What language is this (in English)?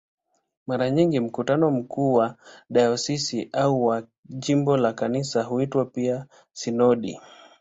Swahili